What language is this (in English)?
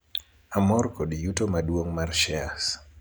Luo (Kenya and Tanzania)